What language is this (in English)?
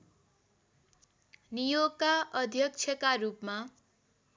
Nepali